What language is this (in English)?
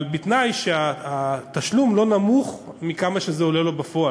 Hebrew